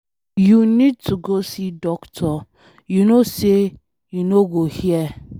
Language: Nigerian Pidgin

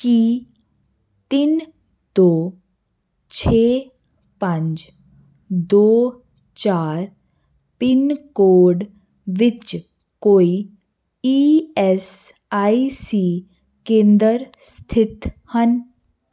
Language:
Punjabi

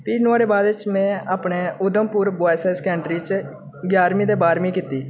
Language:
Dogri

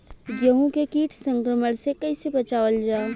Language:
Bhojpuri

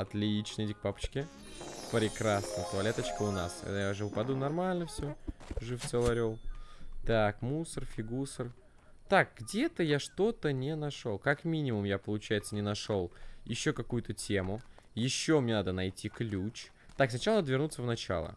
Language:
Russian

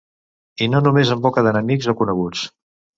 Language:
Catalan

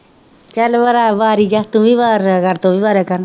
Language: Punjabi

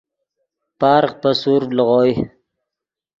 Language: Yidgha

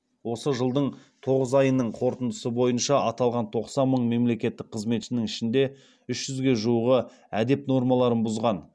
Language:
Kazakh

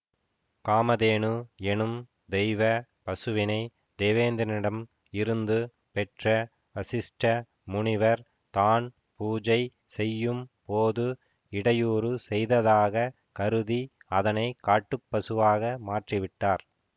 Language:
Tamil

